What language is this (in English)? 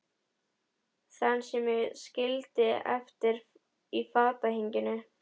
Icelandic